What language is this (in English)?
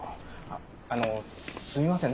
Japanese